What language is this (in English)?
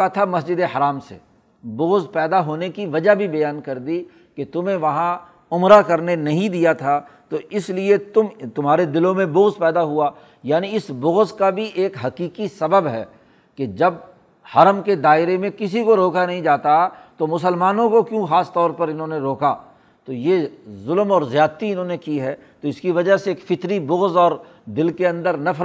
Urdu